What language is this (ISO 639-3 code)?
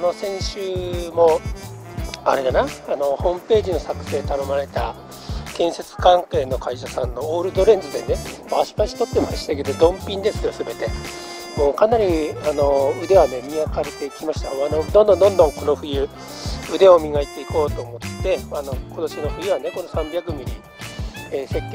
jpn